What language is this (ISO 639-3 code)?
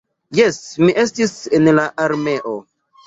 epo